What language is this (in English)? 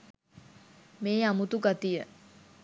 Sinhala